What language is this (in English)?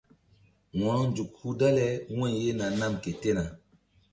Mbum